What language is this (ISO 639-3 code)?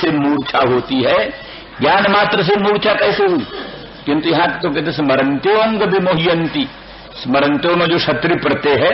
hin